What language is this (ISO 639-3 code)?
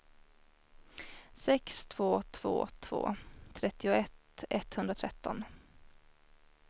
swe